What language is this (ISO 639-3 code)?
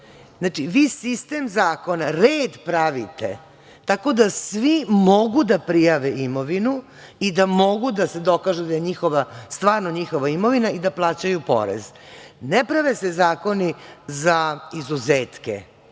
srp